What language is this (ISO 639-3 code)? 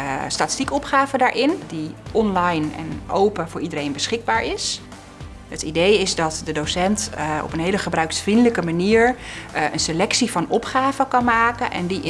nld